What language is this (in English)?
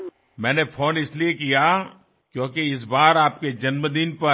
Bangla